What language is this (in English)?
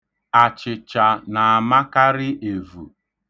Igbo